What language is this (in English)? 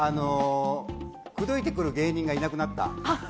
Japanese